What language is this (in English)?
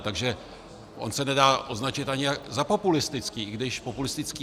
Czech